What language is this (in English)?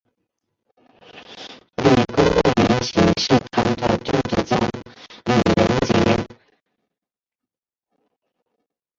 Chinese